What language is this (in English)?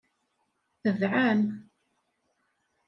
Kabyle